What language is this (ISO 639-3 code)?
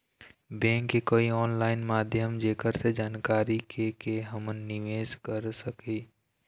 hne